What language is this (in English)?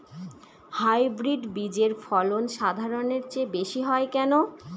Bangla